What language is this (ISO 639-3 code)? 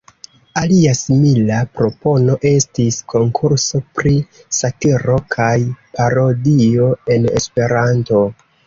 epo